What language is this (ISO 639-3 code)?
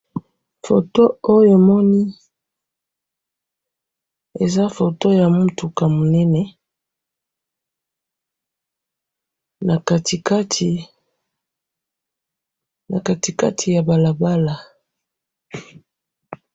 lin